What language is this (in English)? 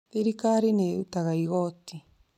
Kikuyu